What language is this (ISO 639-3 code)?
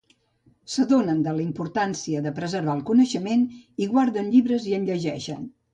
cat